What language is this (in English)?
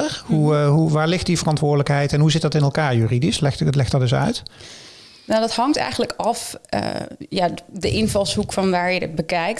Dutch